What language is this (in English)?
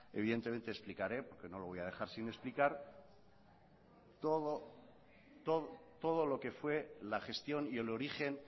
Spanish